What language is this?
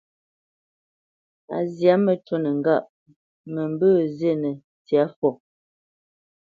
Bamenyam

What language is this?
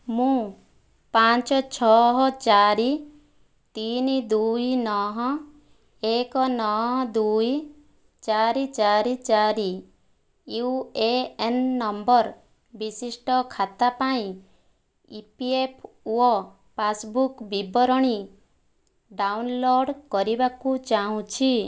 Odia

